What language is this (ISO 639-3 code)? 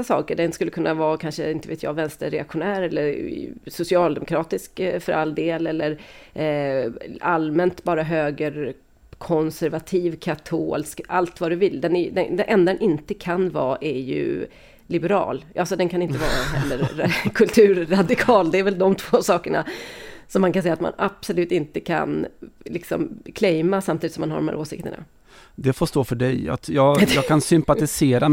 swe